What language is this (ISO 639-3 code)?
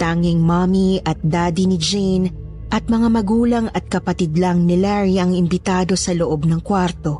fil